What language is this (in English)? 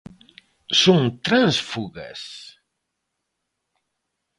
Galician